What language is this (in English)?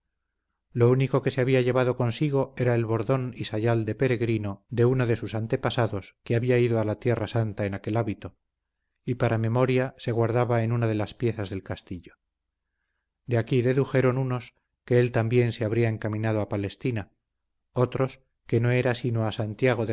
Spanish